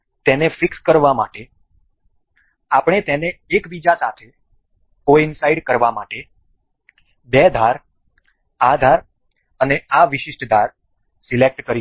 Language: Gujarati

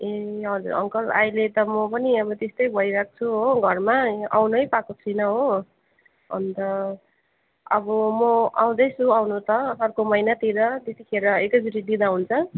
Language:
Nepali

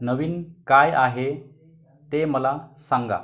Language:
Marathi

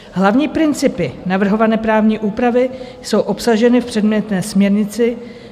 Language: Czech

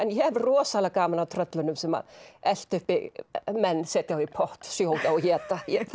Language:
Icelandic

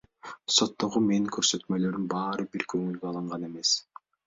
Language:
Kyrgyz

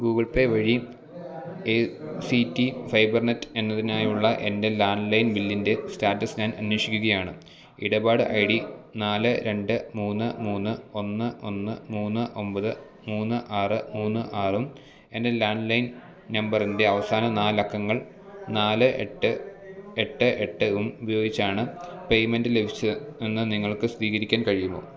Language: Malayalam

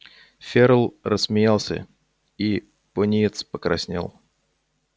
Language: Russian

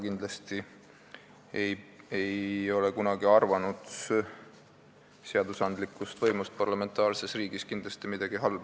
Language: Estonian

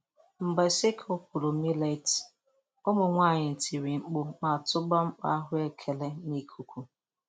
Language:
Igbo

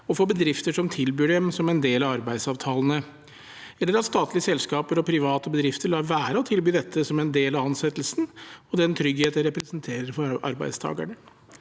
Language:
Norwegian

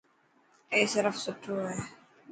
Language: Dhatki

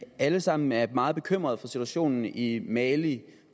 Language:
Danish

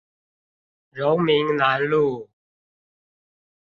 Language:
Chinese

